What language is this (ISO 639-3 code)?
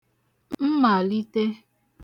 ibo